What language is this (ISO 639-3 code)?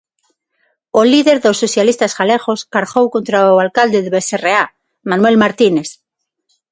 glg